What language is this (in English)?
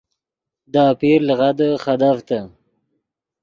Yidgha